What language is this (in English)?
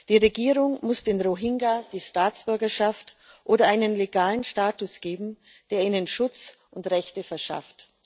German